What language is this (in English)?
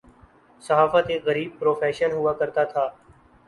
Urdu